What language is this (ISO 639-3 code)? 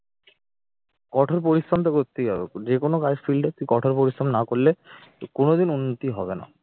ben